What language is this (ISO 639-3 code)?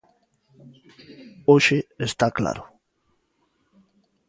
glg